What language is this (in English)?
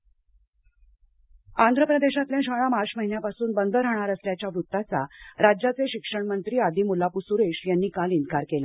Marathi